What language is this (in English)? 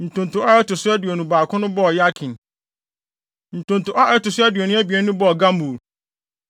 Akan